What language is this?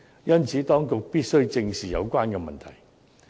Cantonese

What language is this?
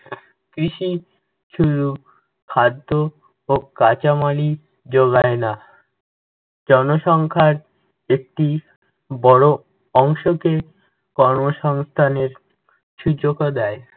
Bangla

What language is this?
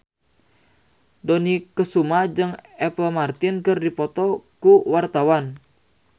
Sundanese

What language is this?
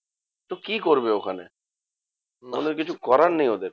Bangla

